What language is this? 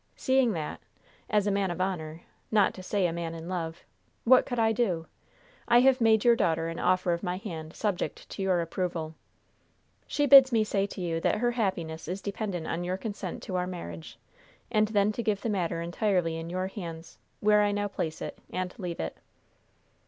English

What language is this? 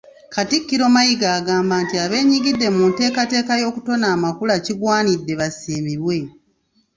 Ganda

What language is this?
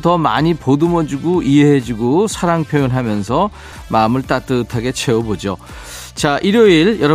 Korean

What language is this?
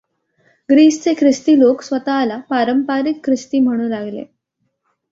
Marathi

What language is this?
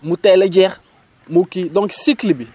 Wolof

